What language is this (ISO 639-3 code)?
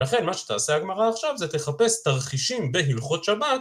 heb